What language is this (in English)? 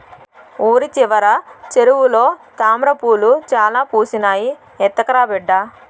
Telugu